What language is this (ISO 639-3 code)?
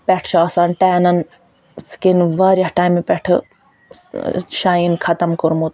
kas